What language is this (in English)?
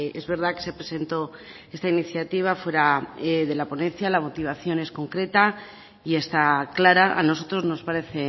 Spanish